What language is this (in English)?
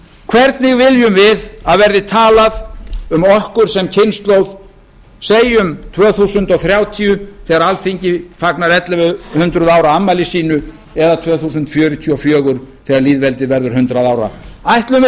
Icelandic